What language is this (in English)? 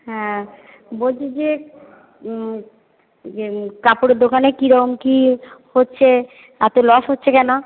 Bangla